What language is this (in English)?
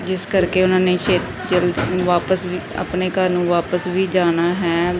Punjabi